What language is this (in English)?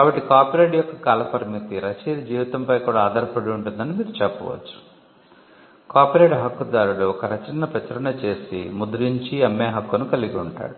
Telugu